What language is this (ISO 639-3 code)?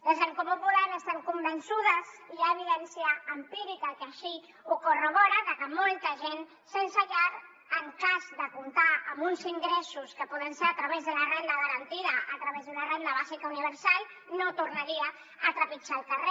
cat